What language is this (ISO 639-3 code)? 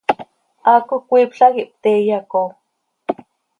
sei